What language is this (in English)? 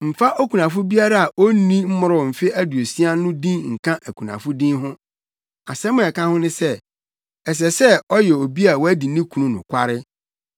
Akan